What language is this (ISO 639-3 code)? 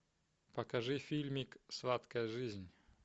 rus